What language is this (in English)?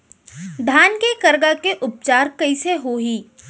Chhattisgarhi